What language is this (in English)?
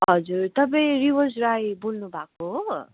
Nepali